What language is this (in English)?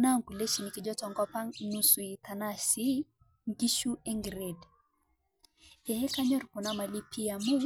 Masai